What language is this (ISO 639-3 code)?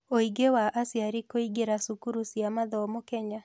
kik